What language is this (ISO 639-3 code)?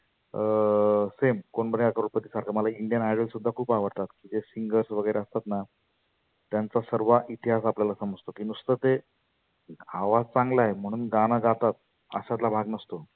mar